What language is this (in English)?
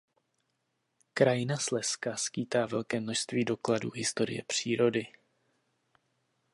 Czech